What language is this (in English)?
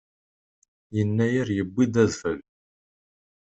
Kabyle